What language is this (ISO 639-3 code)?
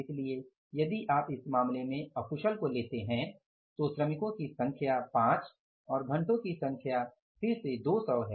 hin